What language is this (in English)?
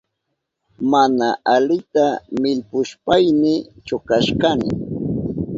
Southern Pastaza Quechua